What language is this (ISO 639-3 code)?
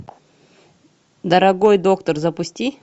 rus